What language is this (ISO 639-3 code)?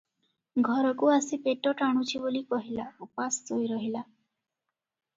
ori